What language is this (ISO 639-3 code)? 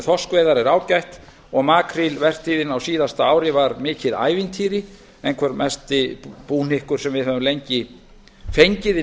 isl